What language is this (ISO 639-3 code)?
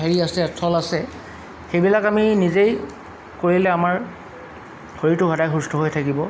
asm